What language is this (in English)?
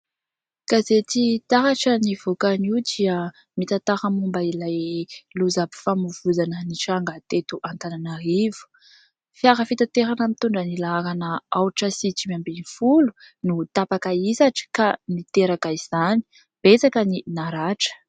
Malagasy